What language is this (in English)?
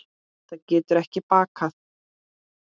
Icelandic